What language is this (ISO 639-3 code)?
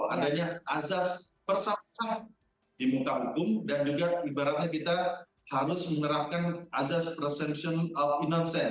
ind